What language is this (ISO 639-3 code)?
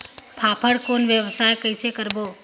hne